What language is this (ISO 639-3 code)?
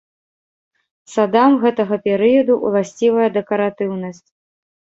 bel